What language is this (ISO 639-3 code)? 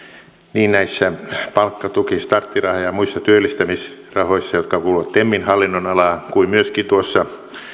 fin